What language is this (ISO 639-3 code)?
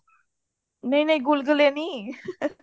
pan